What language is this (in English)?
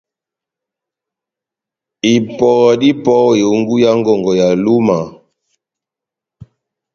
Batanga